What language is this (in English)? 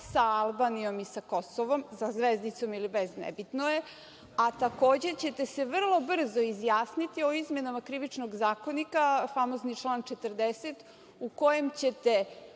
Serbian